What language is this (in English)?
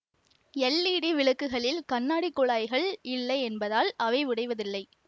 Tamil